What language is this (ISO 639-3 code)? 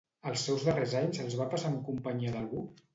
cat